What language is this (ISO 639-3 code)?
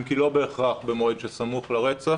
heb